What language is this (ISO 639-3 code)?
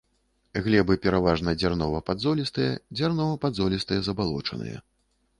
bel